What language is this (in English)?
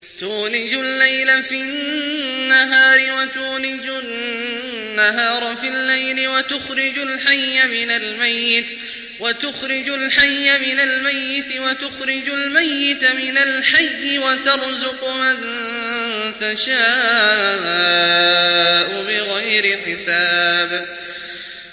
Arabic